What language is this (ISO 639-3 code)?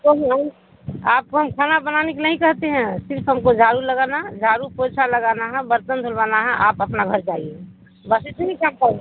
urd